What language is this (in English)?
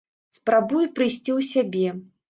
Belarusian